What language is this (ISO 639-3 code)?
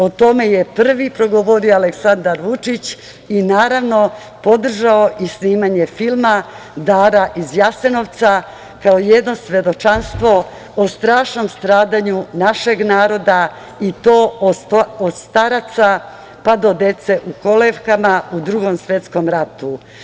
srp